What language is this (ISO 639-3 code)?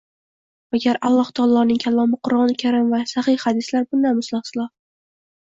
uzb